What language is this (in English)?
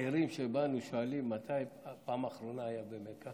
Hebrew